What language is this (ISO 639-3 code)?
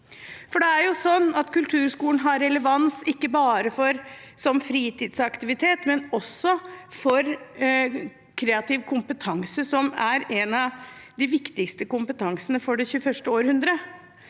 nor